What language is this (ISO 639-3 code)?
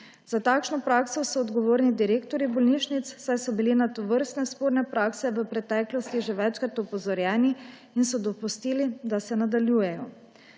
slv